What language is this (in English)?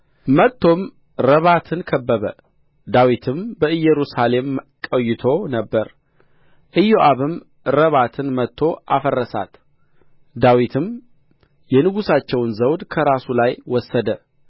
Amharic